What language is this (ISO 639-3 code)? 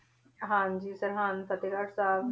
pan